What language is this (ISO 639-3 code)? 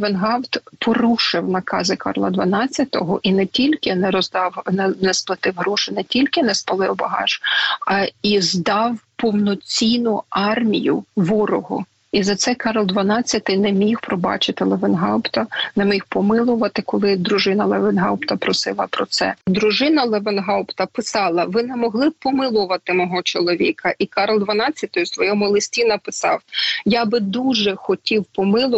ukr